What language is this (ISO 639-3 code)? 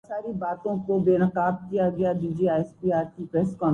urd